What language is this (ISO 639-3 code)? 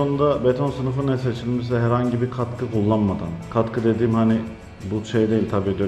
tur